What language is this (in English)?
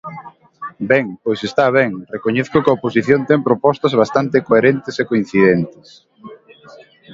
Galician